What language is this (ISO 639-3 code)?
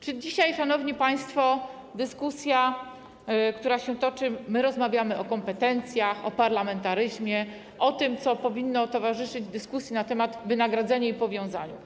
pol